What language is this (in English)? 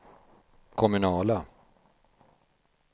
Swedish